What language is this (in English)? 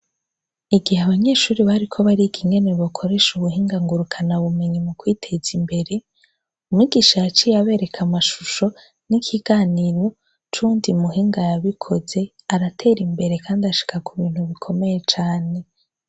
Rundi